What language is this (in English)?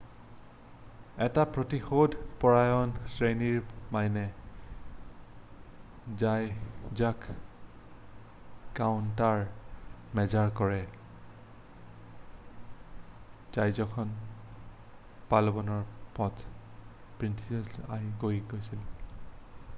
Assamese